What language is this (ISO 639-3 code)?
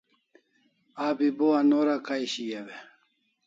kls